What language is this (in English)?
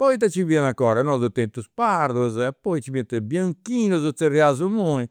Campidanese Sardinian